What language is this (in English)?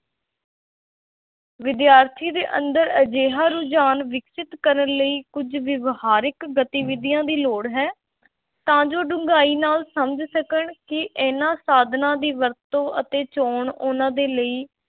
Punjabi